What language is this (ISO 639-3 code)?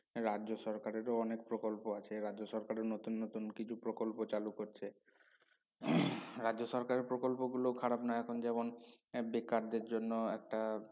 ben